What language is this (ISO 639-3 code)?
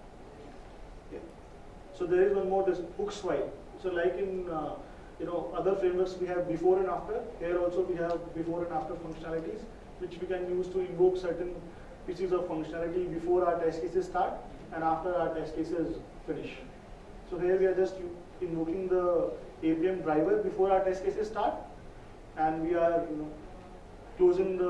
eng